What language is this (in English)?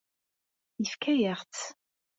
Kabyle